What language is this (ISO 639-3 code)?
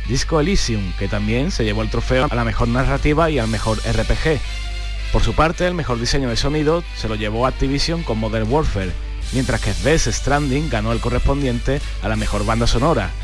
spa